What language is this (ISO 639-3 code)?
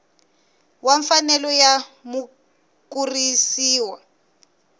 tso